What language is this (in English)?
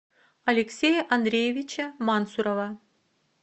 Russian